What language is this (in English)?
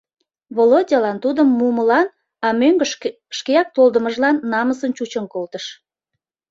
Mari